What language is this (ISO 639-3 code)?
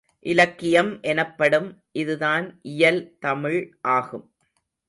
tam